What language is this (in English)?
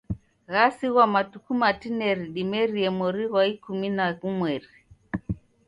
Taita